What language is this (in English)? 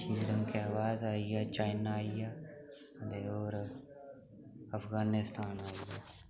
Dogri